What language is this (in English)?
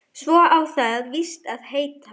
Icelandic